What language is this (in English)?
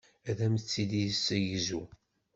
Kabyle